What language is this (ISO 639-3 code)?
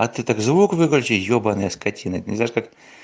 rus